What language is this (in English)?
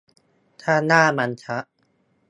Thai